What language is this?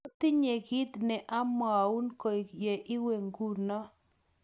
Kalenjin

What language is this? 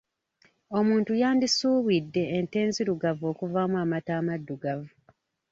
Ganda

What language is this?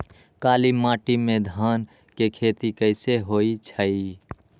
Magahi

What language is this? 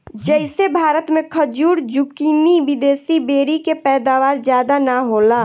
Bhojpuri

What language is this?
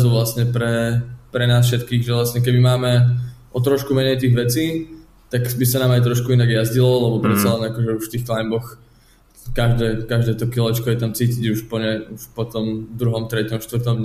Slovak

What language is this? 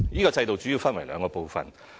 Cantonese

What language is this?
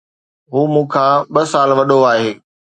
Sindhi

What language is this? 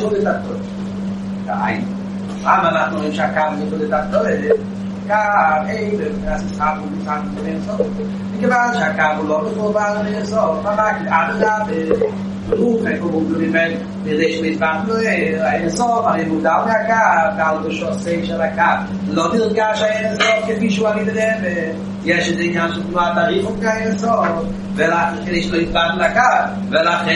Hebrew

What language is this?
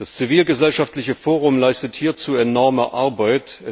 German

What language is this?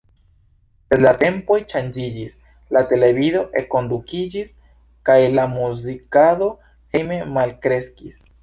Esperanto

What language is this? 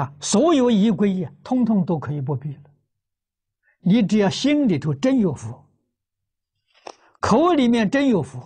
Chinese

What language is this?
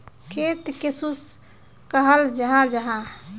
Magahi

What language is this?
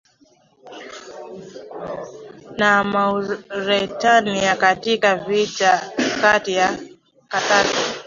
Swahili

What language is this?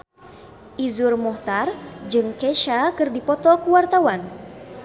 Sundanese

